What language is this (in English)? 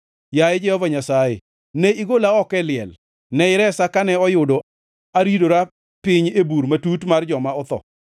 Luo (Kenya and Tanzania)